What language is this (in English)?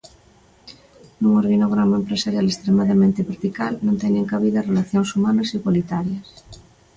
Galician